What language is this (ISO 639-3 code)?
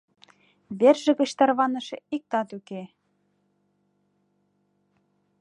chm